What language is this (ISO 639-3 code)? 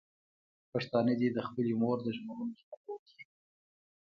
pus